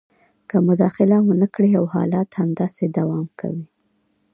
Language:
Pashto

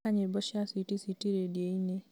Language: Kikuyu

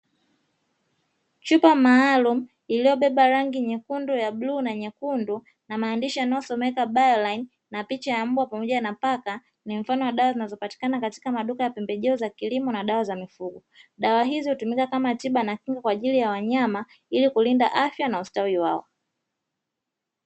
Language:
Swahili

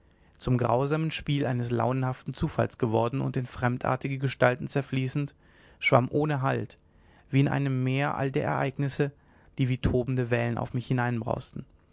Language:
German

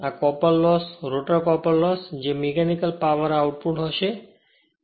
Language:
Gujarati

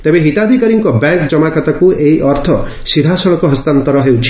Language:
Odia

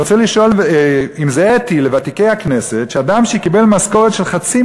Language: Hebrew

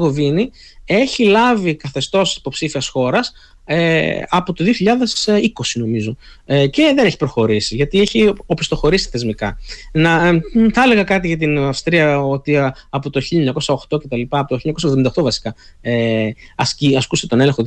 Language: Greek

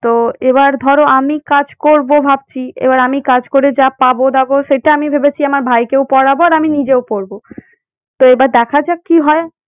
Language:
Bangla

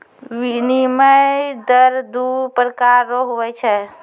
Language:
Maithili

